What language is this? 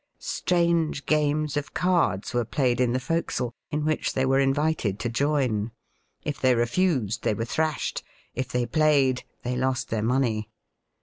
English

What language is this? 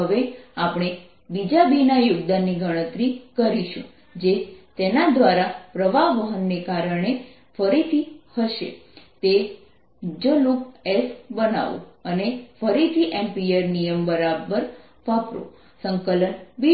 Gujarati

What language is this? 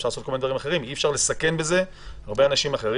Hebrew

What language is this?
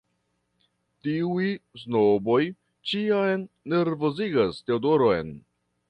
Esperanto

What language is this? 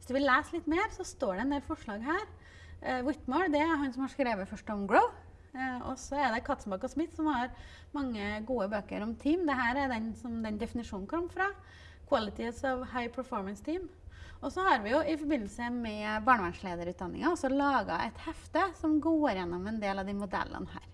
Norwegian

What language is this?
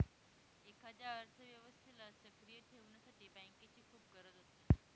Marathi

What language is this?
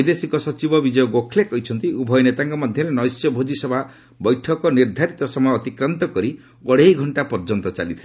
Odia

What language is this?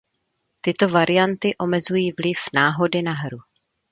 Czech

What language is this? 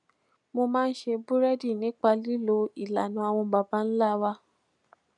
Yoruba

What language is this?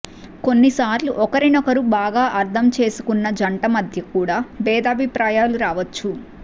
Telugu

